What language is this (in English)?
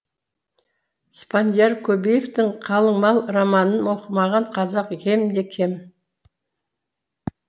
Kazakh